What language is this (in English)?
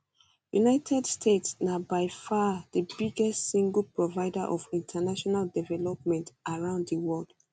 Nigerian Pidgin